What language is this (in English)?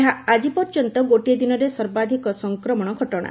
Odia